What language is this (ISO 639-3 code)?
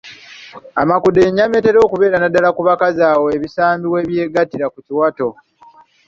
lug